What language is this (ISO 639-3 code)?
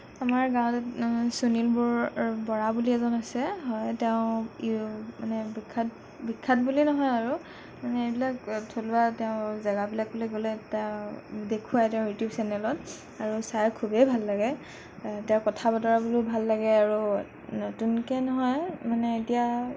asm